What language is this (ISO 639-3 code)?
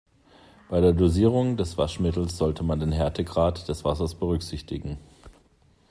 deu